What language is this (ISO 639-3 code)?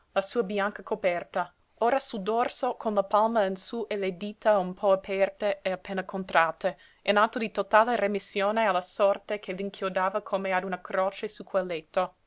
ita